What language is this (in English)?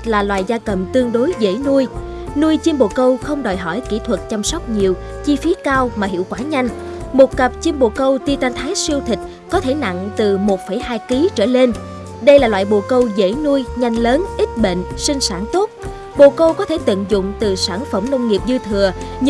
Vietnamese